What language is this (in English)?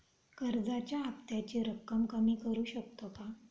Marathi